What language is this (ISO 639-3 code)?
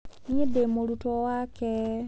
kik